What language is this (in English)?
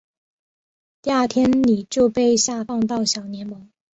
Chinese